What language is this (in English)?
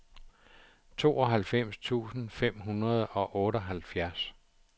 Danish